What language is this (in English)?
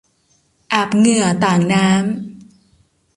Thai